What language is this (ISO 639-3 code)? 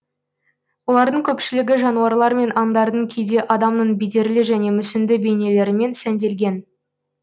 kaz